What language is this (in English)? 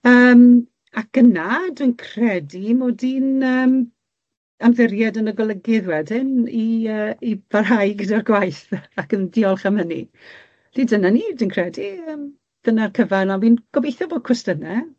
Welsh